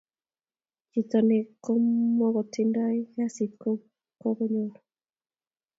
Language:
Kalenjin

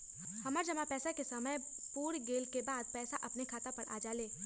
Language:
Magahi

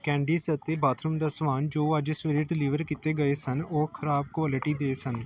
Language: Punjabi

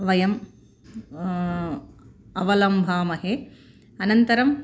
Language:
Sanskrit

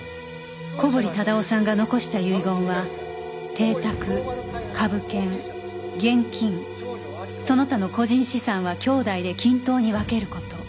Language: Japanese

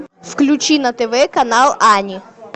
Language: Russian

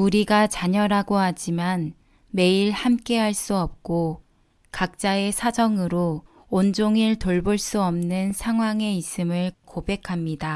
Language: Korean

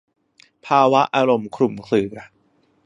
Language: Thai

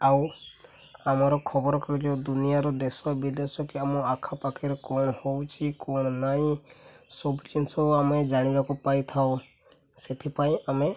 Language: Odia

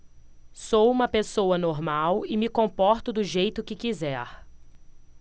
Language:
Portuguese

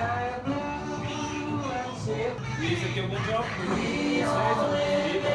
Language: Portuguese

